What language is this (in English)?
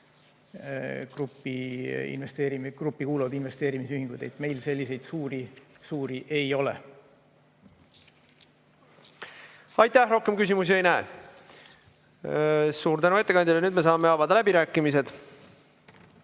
Estonian